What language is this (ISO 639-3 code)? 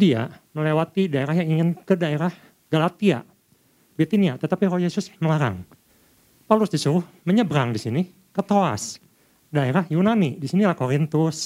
ind